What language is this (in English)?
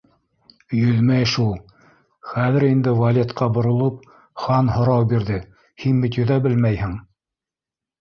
Bashkir